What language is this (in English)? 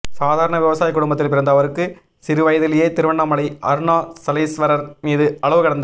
Tamil